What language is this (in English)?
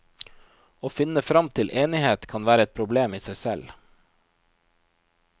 Norwegian